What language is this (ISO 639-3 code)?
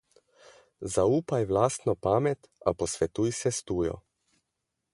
slv